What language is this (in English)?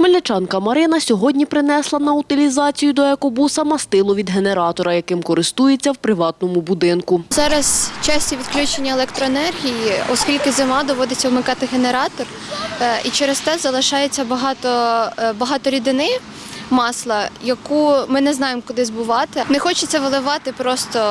Ukrainian